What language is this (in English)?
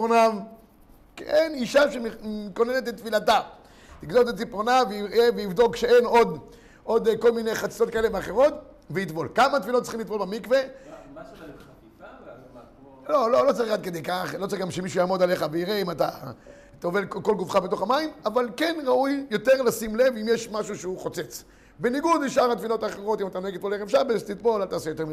Hebrew